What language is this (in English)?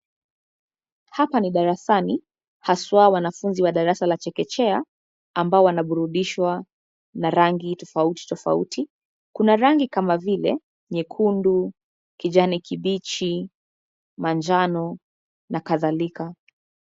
Swahili